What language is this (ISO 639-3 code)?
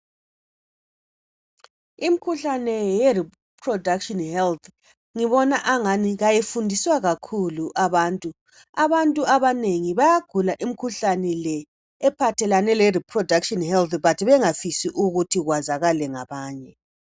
nde